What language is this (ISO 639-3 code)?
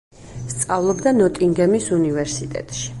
kat